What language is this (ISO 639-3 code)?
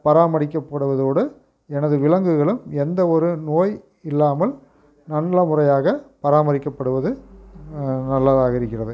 tam